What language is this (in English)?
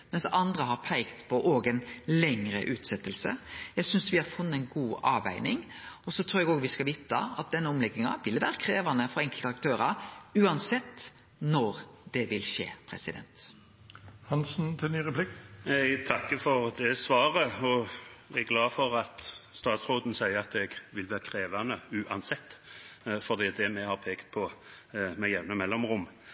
Norwegian